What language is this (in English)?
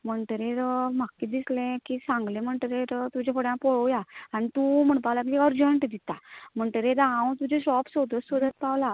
Konkani